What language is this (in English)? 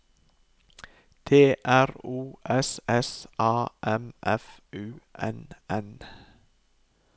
Norwegian